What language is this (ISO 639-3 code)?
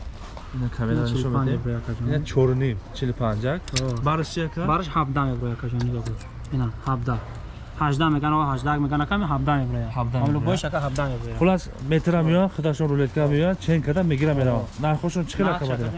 tur